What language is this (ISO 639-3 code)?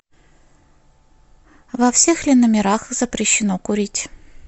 rus